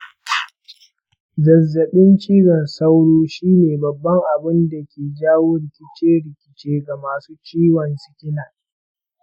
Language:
Hausa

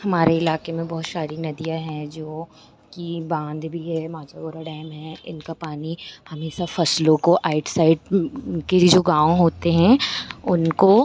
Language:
Hindi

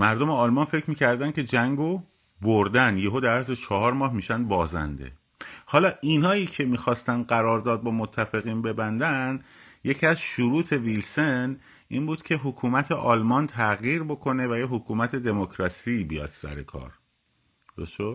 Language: Persian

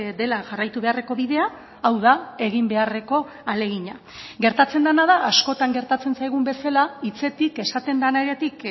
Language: Basque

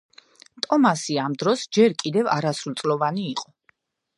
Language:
Georgian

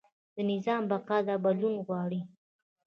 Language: Pashto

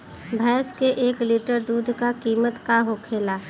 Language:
Bhojpuri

